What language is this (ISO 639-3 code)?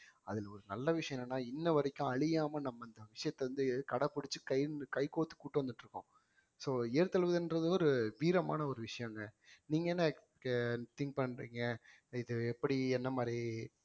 tam